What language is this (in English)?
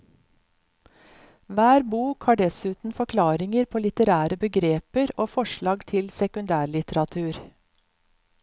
Norwegian